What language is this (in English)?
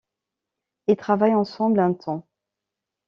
French